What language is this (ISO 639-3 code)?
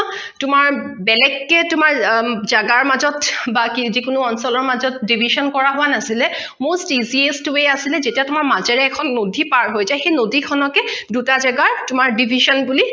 asm